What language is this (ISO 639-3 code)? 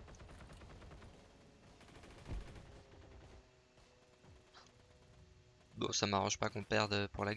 fra